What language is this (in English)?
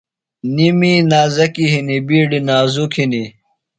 Phalura